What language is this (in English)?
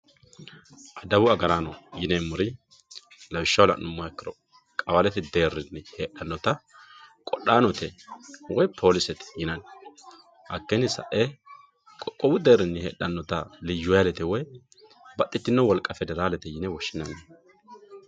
Sidamo